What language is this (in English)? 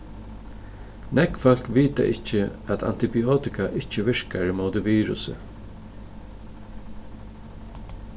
Faroese